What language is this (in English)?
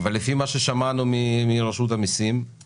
Hebrew